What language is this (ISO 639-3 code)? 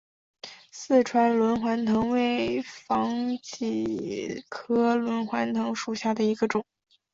zho